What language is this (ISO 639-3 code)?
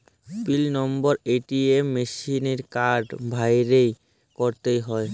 ben